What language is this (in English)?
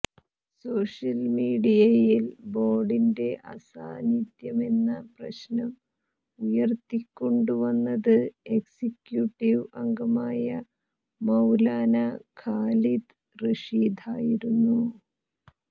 Malayalam